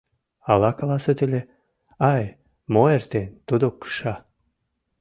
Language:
Mari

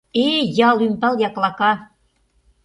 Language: Mari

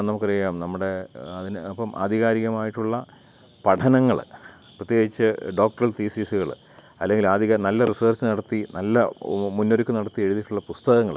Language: Malayalam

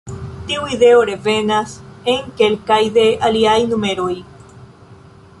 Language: Esperanto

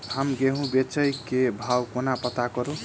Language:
Maithili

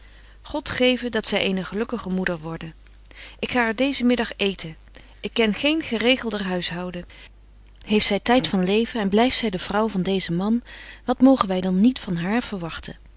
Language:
Dutch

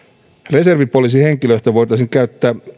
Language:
Finnish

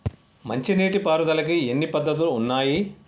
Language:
Telugu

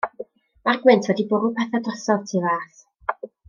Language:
Welsh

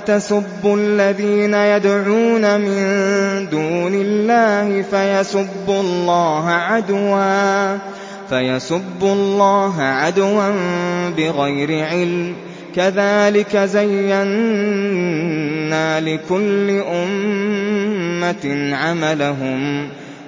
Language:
Arabic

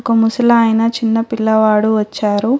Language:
Telugu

